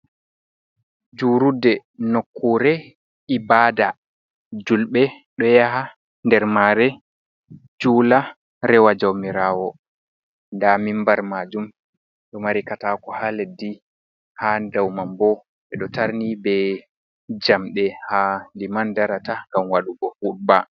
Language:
Fula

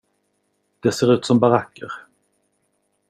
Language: Swedish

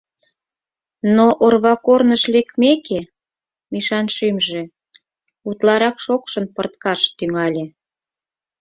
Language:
Mari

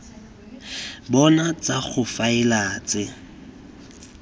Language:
Tswana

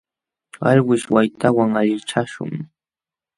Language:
Jauja Wanca Quechua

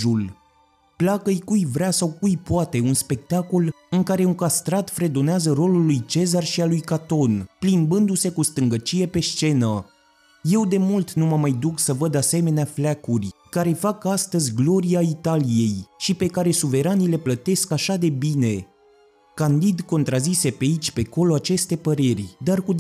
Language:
Romanian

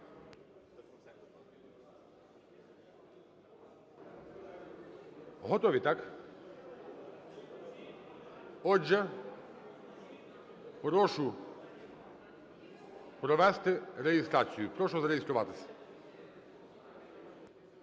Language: Ukrainian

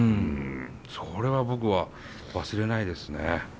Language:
Japanese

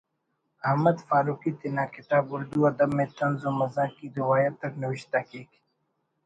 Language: Brahui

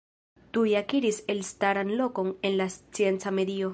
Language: Esperanto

